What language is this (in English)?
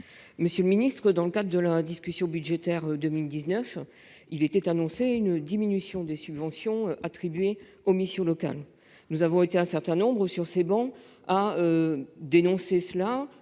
French